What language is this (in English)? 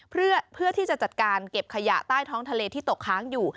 Thai